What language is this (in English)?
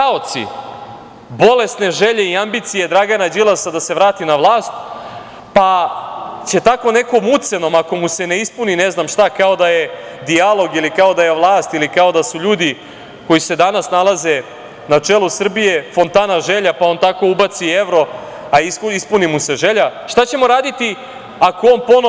Serbian